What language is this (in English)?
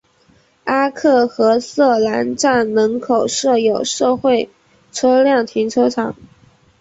Chinese